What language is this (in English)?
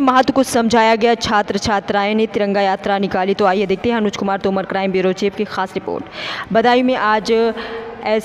Hindi